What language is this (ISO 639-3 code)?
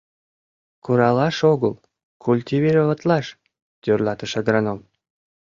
chm